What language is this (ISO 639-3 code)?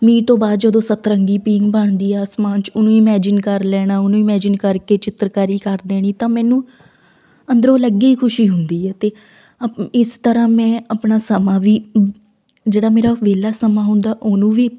pan